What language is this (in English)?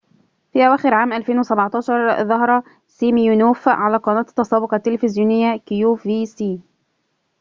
Arabic